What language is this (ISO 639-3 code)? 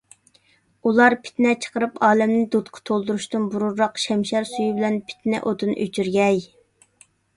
uig